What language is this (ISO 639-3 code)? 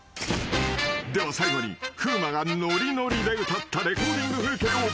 jpn